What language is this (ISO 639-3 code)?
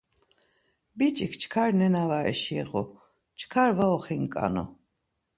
lzz